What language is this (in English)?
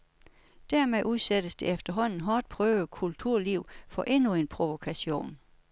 Danish